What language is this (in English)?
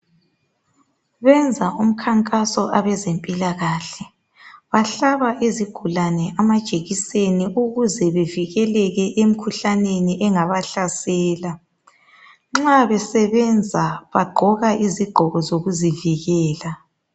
North Ndebele